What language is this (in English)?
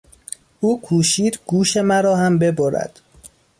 Persian